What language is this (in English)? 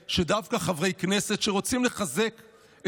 Hebrew